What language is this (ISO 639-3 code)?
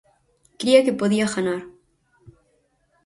glg